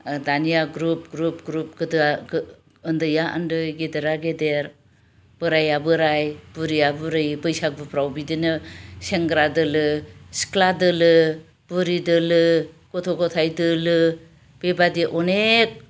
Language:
Bodo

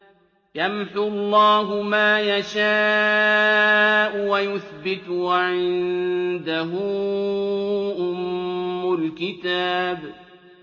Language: Arabic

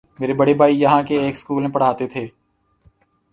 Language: Urdu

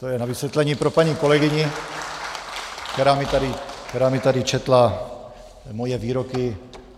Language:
Czech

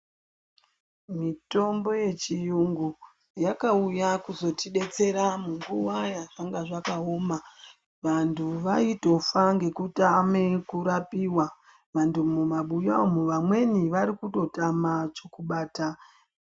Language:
Ndau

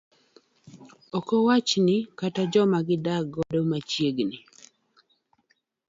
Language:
Luo (Kenya and Tanzania)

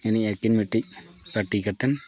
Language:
Santali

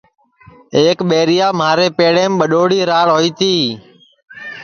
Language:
Sansi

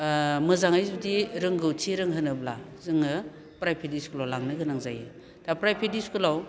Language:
Bodo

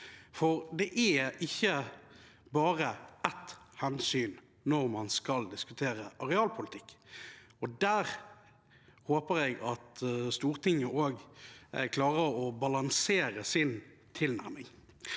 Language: Norwegian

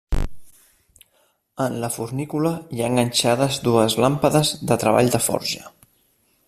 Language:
Catalan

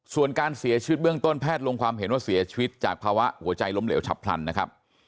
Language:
Thai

